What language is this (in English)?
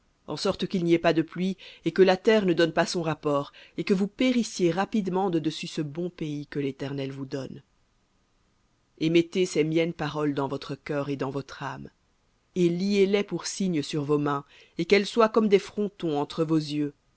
French